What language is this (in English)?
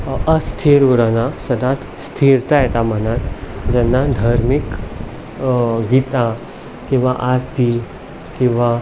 Konkani